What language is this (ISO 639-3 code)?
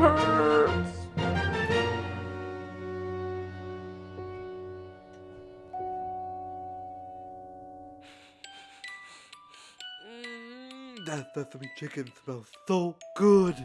eng